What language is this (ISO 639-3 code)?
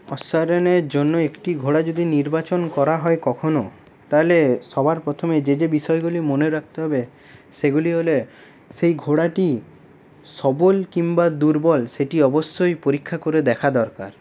ben